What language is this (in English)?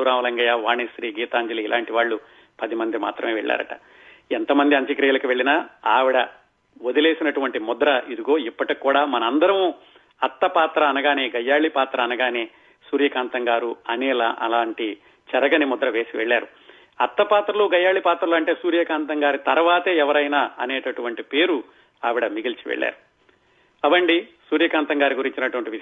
Telugu